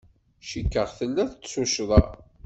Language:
Kabyle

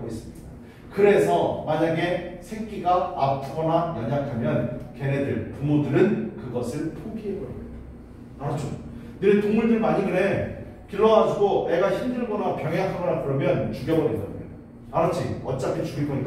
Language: Korean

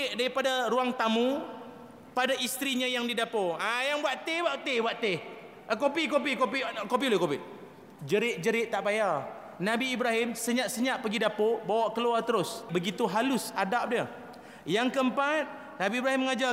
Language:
Malay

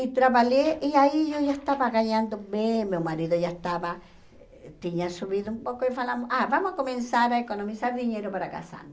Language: Portuguese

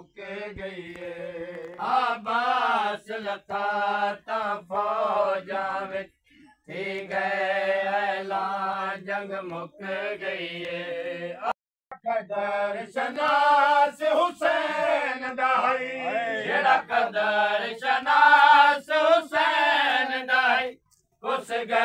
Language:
Punjabi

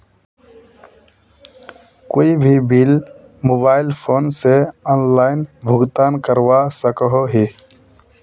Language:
Magahi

